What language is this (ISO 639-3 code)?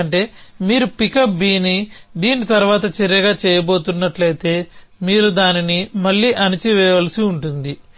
tel